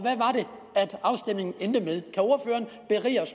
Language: Danish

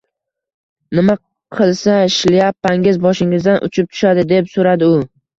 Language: Uzbek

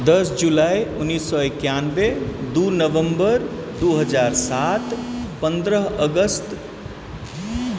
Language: Maithili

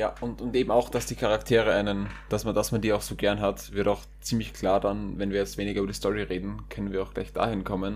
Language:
German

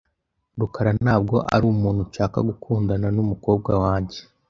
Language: Kinyarwanda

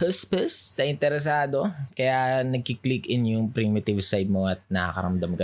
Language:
Filipino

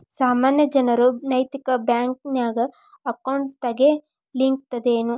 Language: Kannada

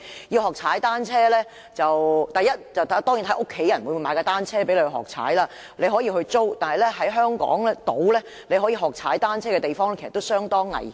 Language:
Cantonese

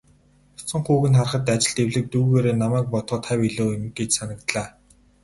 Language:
Mongolian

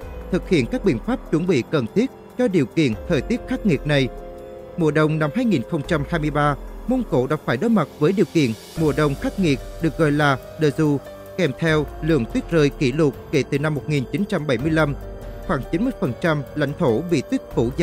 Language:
Vietnamese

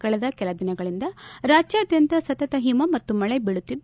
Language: Kannada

